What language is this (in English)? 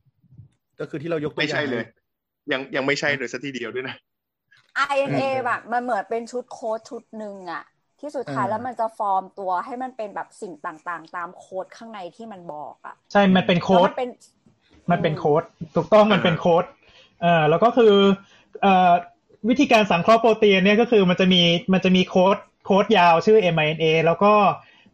Thai